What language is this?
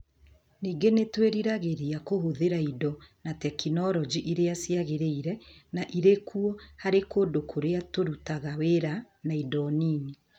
Kikuyu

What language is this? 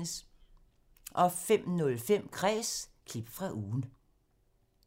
Danish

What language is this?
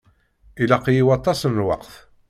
Kabyle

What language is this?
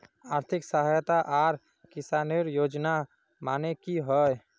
Magahi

